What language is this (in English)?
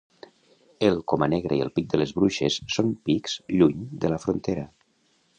Catalan